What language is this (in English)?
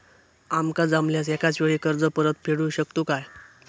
Marathi